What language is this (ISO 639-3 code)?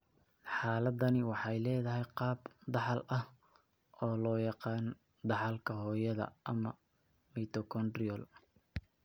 som